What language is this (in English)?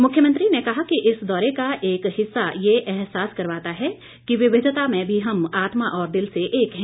Hindi